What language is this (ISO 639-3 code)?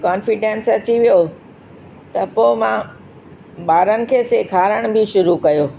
snd